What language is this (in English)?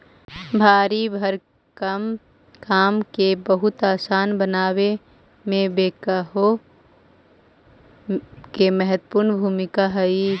Magahi